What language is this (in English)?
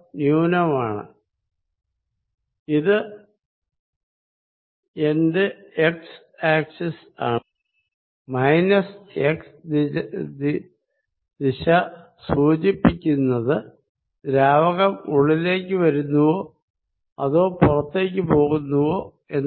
Malayalam